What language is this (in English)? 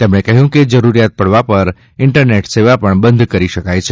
Gujarati